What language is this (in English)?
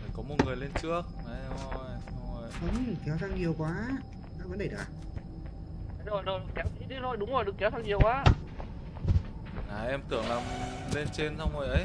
Vietnamese